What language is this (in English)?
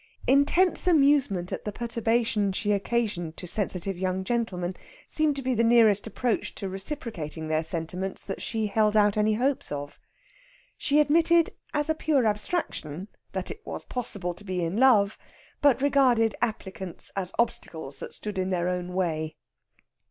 English